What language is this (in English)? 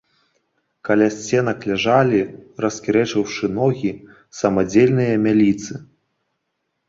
Belarusian